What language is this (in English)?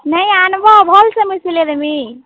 Odia